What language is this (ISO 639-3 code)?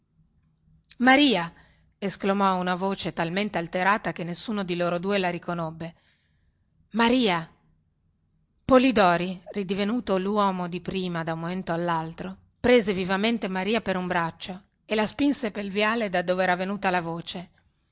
ita